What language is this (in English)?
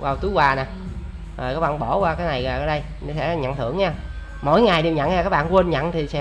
Vietnamese